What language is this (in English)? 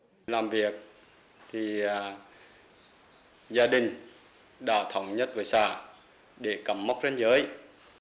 Vietnamese